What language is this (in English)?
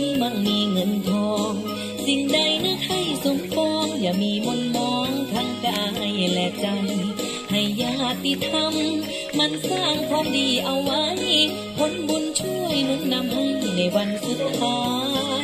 Thai